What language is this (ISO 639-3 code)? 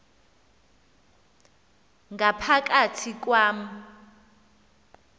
xho